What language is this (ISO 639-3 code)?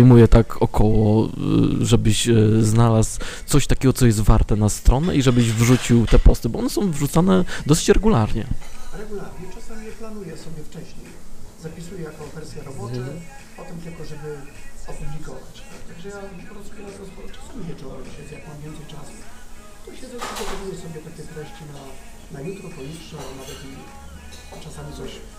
pol